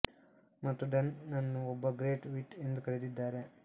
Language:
Kannada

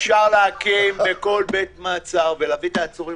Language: Hebrew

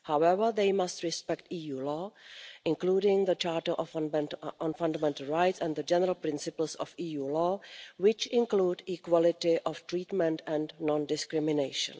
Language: English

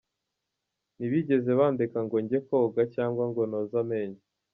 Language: Kinyarwanda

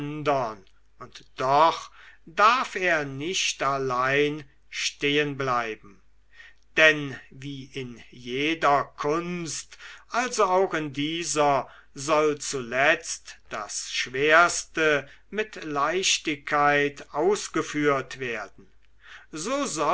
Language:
German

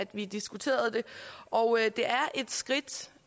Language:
Danish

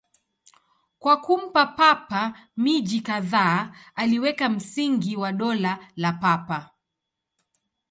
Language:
Swahili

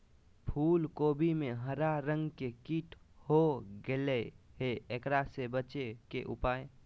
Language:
Magahi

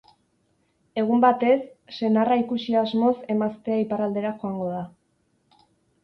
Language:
Basque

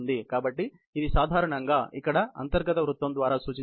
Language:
Telugu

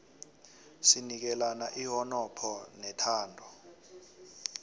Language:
South Ndebele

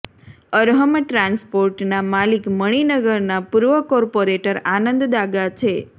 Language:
Gujarati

